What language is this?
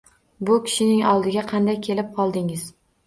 Uzbek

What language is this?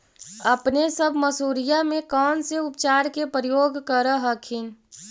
Magahi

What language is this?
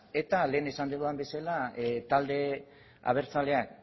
Basque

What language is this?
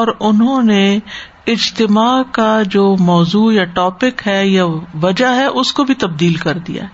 Urdu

